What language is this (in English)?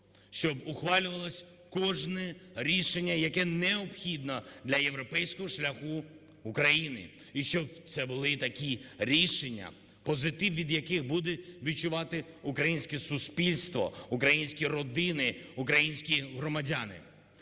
Ukrainian